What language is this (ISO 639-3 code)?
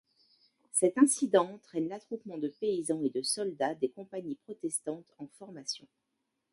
fra